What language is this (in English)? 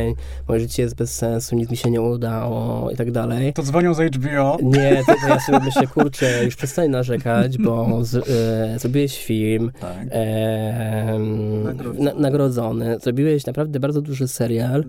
Polish